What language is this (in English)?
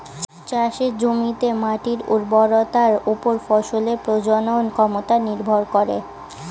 Bangla